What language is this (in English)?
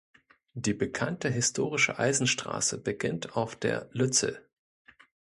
German